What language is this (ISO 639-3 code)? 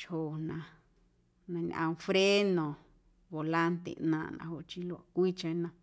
amu